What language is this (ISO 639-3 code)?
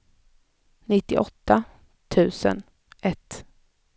swe